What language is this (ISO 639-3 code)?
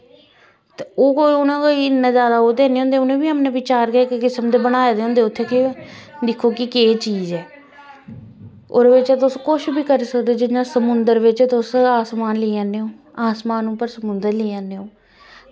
doi